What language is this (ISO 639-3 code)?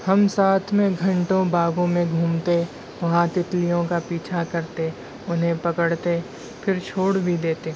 urd